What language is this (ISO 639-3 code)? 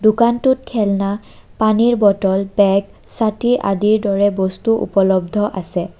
asm